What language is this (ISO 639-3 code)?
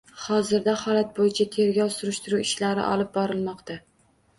uzb